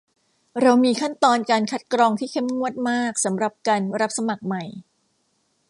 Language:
Thai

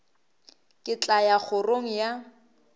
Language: Northern Sotho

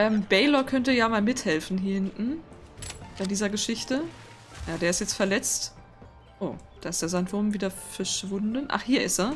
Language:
German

